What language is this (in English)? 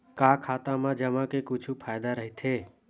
Chhattisgarhi